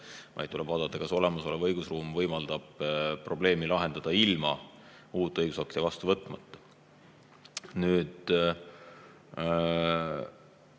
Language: Estonian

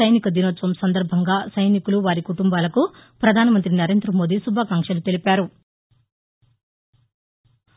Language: Telugu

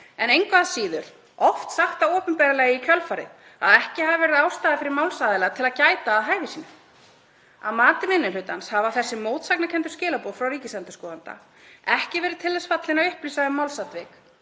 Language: Icelandic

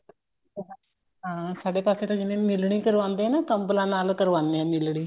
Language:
Punjabi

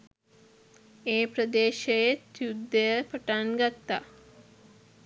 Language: Sinhala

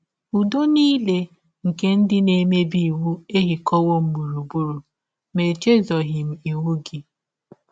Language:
Igbo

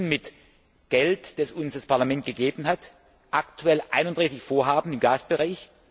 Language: German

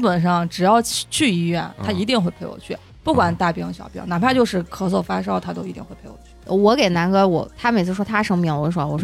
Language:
Chinese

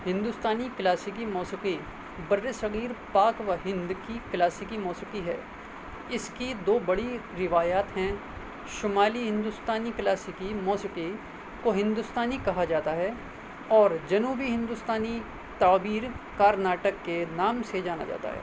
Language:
Urdu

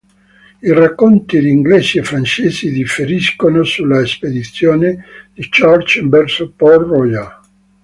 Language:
Italian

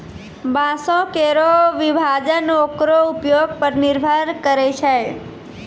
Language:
Maithili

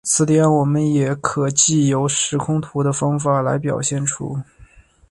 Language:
Chinese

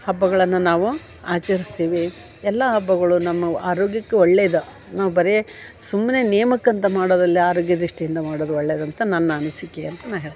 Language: Kannada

